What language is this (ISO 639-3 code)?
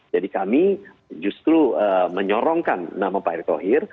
ind